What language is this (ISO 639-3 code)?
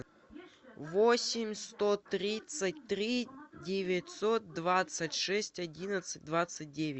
rus